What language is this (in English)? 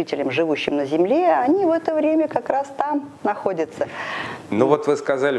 Russian